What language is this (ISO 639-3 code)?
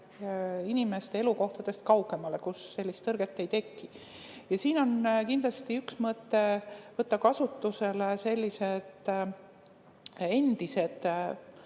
est